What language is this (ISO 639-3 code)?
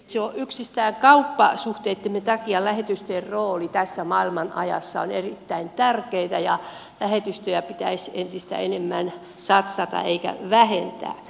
fin